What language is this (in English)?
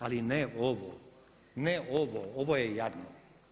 Croatian